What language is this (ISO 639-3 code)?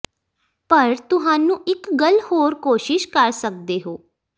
pan